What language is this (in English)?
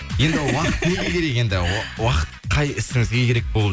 Kazakh